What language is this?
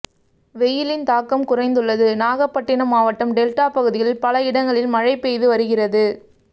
Tamil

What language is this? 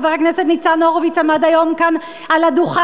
Hebrew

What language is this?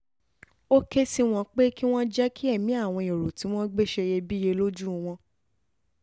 Yoruba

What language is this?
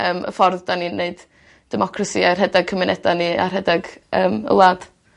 Welsh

